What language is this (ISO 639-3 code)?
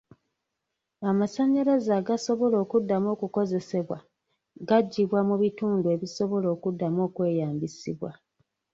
lug